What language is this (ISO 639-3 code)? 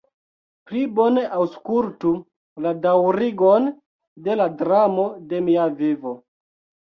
epo